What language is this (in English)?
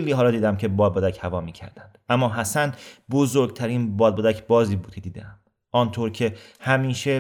Persian